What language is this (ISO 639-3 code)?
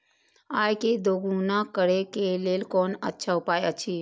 mai